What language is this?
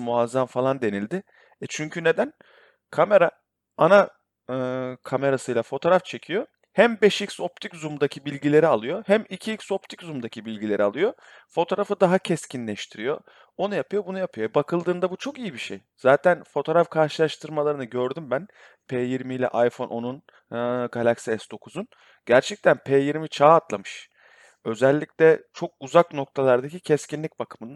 Turkish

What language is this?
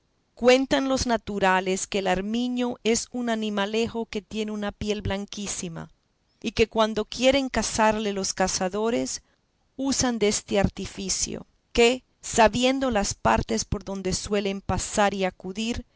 Spanish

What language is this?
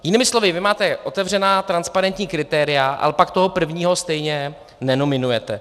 Czech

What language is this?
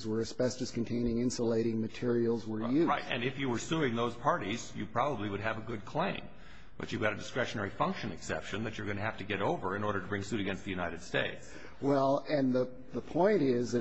English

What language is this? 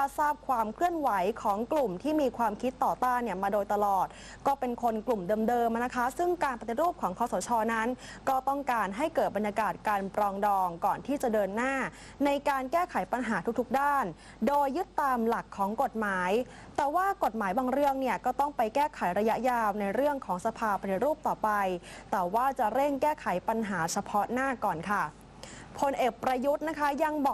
Thai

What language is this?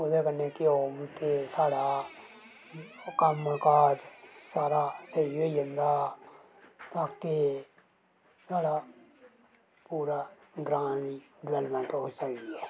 Dogri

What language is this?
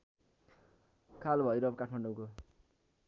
Nepali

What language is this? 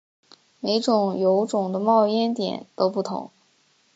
Chinese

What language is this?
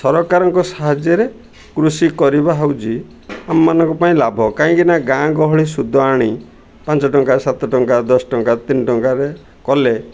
Odia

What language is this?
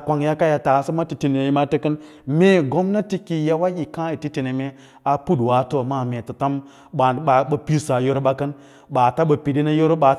Lala-Roba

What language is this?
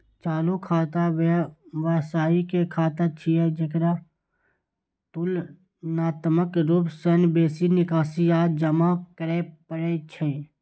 Maithili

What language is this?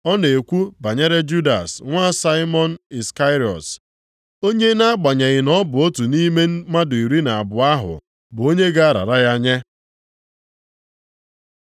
Igbo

